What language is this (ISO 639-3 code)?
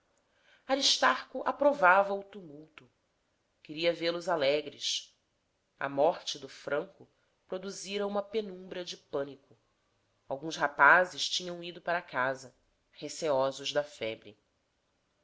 por